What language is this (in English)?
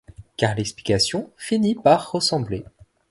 French